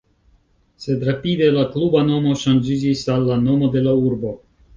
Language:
Esperanto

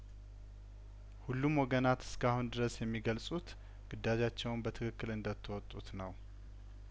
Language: Amharic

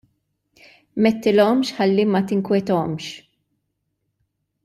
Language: Maltese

